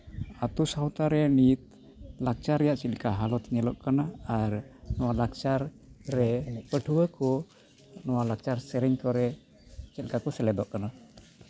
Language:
Santali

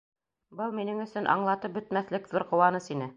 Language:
Bashkir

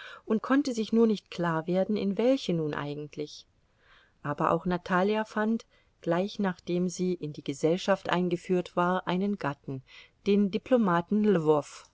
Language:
German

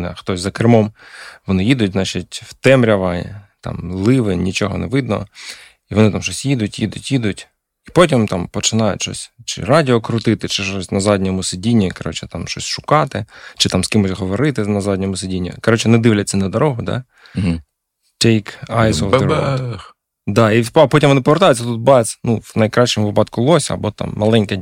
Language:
Ukrainian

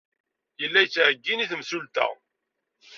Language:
Kabyle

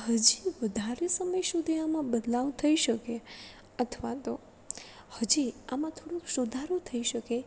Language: Gujarati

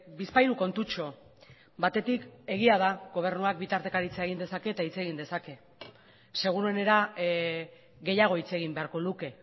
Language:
Basque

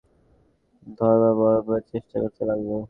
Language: Bangla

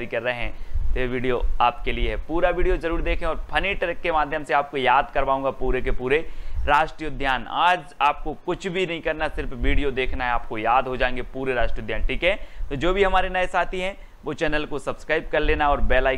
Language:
Hindi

